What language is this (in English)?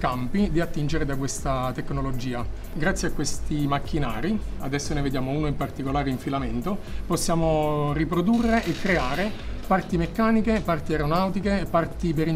Italian